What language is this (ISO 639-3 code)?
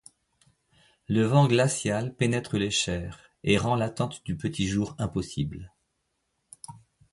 fra